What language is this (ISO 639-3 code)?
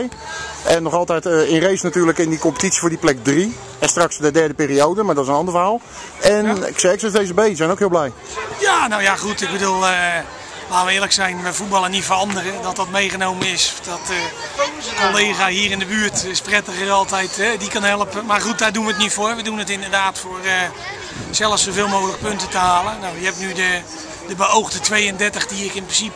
nld